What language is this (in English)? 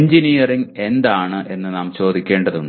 Malayalam